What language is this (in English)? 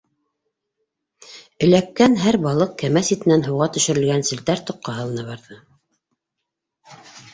Bashkir